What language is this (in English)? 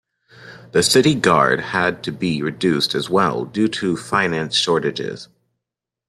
English